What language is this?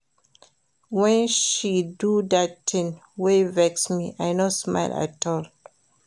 Nigerian Pidgin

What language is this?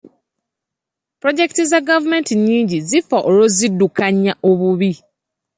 Ganda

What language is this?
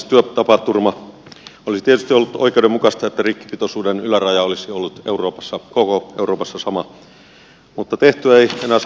Finnish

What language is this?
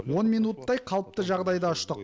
Kazakh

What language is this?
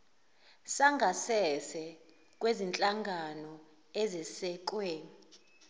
Zulu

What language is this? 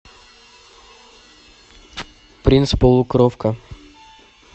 Russian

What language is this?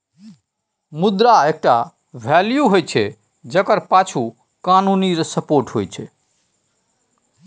Maithili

